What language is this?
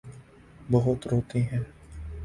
Urdu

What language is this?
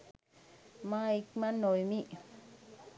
Sinhala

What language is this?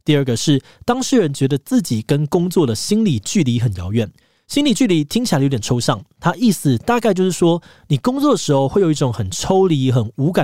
Chinese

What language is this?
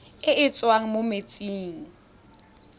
Tswana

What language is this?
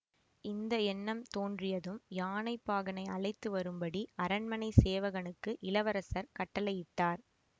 Tamil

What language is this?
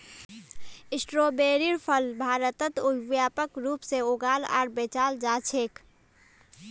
Magahi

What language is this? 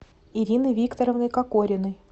Russian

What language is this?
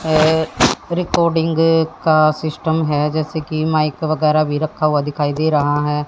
Hindi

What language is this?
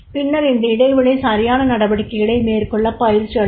Tamil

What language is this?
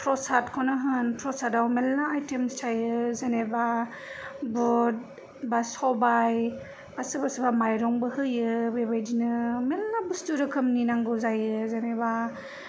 Bodo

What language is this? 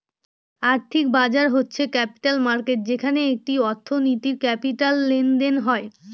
Bangla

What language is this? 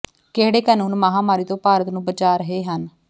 Punjabi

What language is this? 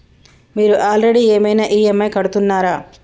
Telugu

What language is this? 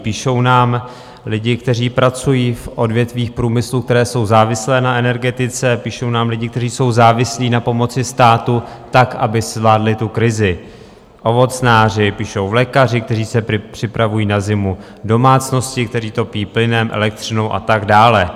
Czech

